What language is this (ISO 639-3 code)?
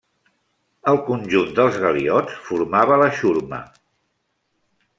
cat